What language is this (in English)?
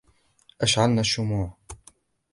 Arabic